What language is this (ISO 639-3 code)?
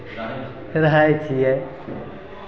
mai